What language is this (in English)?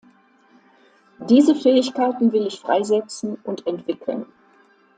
German